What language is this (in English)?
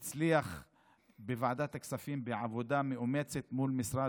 Hebrew